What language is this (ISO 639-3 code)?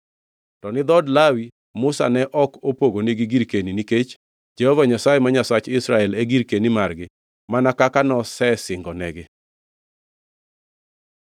luo